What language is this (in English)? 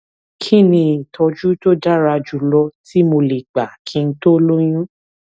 Yoruba